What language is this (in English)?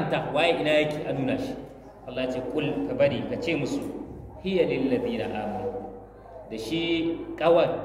Arabic